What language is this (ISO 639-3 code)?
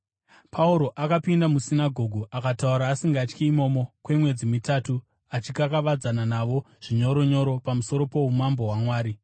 sna